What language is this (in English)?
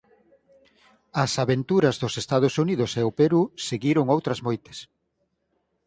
Galician